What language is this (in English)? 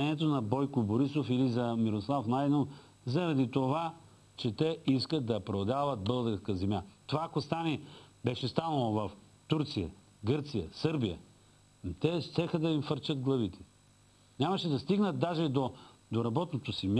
Bulgarian